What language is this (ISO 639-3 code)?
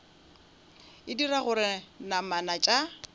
nso